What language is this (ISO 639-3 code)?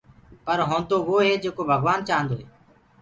ggg